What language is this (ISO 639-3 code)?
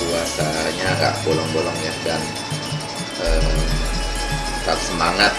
ind